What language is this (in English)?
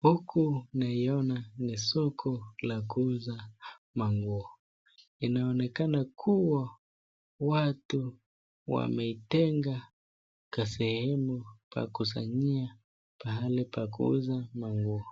Swahili